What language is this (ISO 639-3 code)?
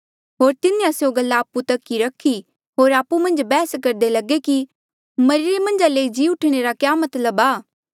mjl